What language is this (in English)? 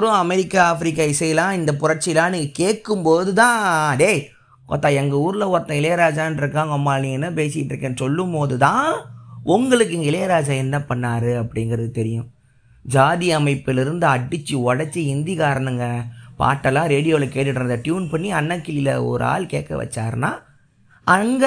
Tamil